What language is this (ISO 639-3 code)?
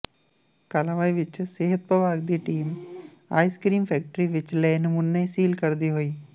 pan